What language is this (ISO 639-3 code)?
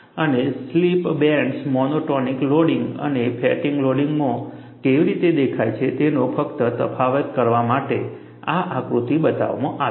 guj